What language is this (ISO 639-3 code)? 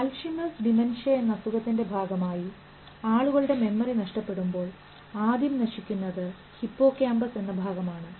mal